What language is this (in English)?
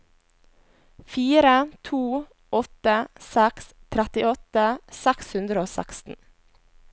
Norwegian